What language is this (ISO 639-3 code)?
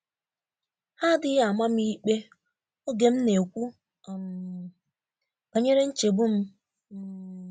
ibo